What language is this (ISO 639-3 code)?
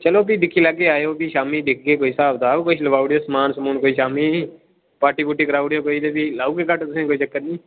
doi